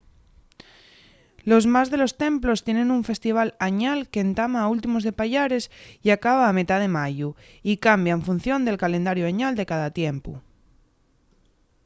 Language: Asturian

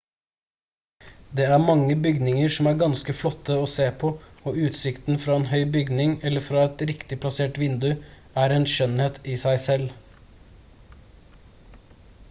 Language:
Norwegian Bokmål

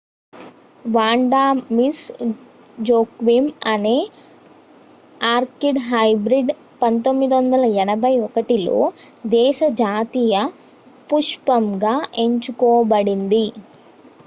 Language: Telugu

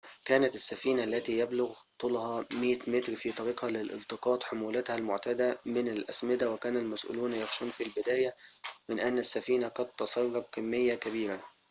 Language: Arabic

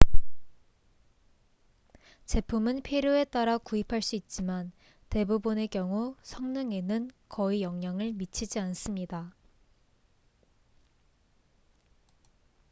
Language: Korean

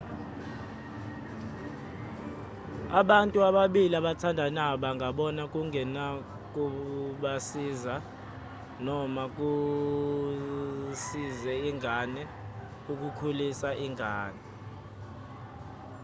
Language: Zulu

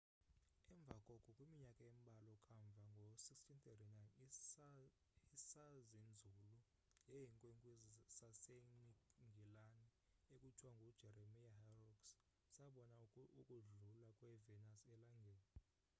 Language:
Xhosa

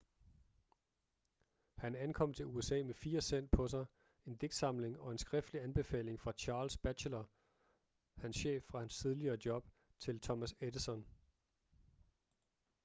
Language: Danish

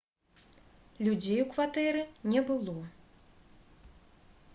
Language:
Belarusian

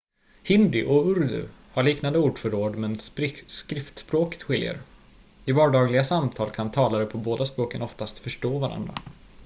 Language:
Swedish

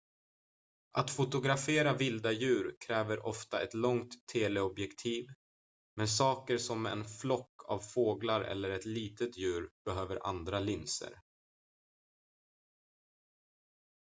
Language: Swedish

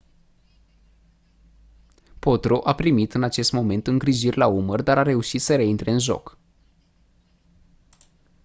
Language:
Romanian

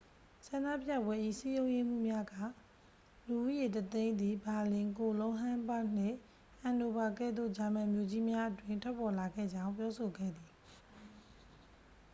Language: Burmese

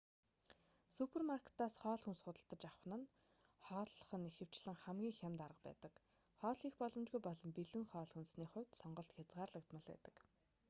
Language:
Mongolian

